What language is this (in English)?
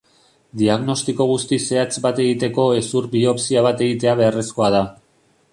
Basque